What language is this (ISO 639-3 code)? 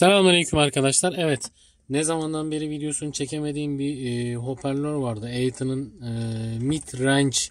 tur